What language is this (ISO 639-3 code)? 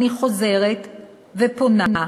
heb